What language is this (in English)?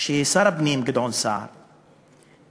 Hebrew